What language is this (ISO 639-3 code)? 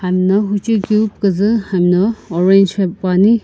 nsm